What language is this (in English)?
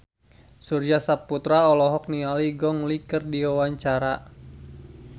Sundanese